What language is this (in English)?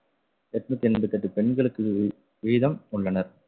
Tamil